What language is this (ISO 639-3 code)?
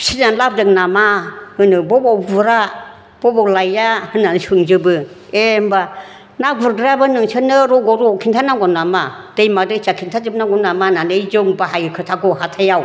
brx